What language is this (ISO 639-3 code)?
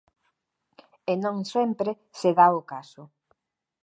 glg